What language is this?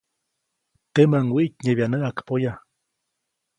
Copainalá Zoque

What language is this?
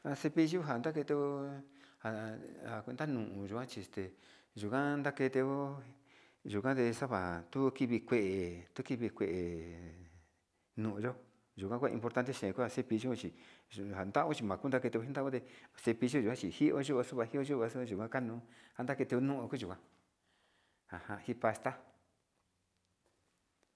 Sinicahua Mixtec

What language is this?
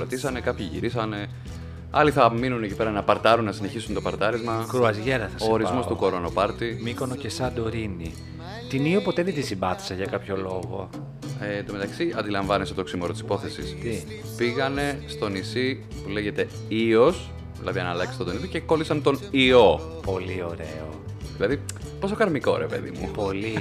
Greek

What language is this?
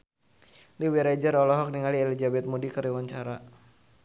Sundanese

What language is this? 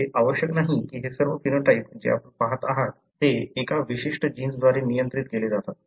Marathi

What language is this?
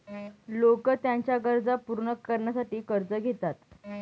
Marathi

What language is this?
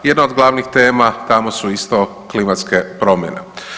Croatian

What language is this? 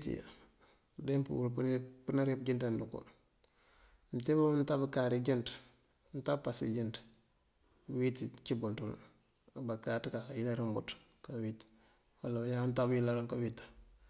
Mandjak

